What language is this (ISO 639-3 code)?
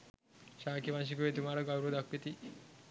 sin